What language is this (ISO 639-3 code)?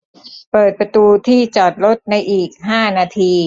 tha